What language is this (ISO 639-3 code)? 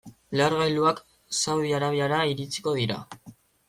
eus